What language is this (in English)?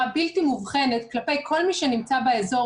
Hebrew